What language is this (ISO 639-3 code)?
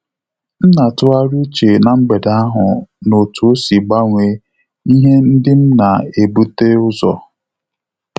ibo